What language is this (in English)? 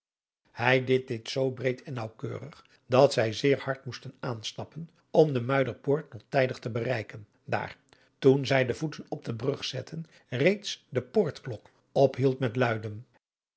Dutch